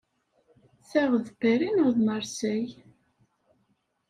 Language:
Kabyle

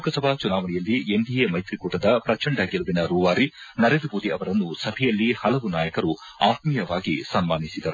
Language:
Kannada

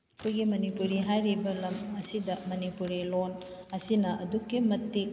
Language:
Manipuri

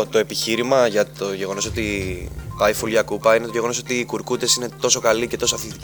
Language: Greek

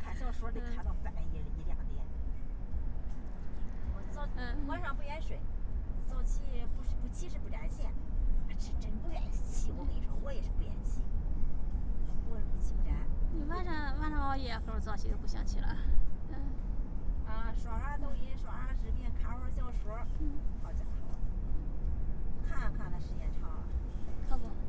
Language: Chinese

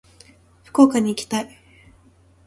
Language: Japanese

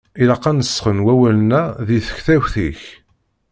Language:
Kabyle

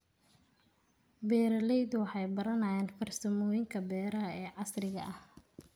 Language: Somali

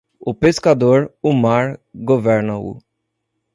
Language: Portuguese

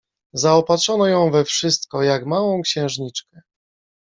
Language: Polish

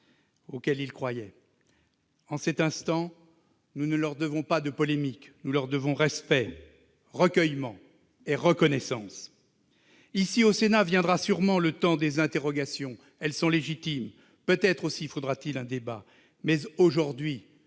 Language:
French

